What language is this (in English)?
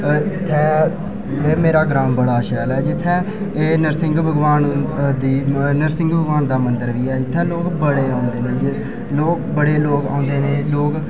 Dogri